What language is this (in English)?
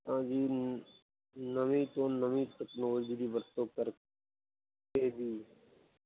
Punjabi